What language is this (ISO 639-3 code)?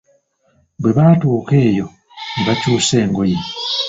lug